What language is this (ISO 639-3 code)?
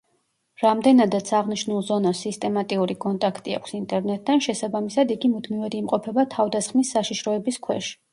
kat